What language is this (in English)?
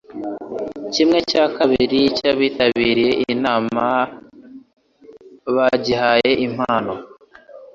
Kinyarwanda